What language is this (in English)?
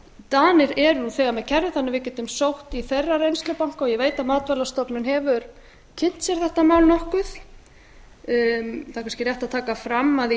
Icelandic